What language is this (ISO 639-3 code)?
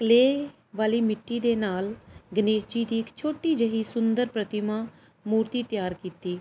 pan